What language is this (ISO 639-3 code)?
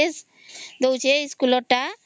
ori